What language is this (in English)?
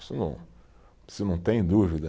Portuguese